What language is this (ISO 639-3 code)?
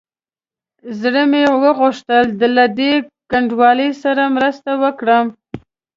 pus